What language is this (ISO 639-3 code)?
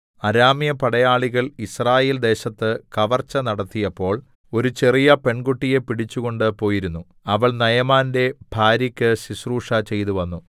mal